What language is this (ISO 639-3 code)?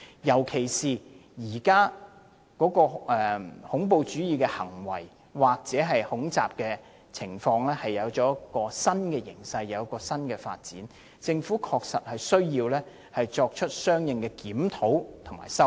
yue